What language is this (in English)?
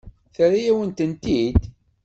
Kabyle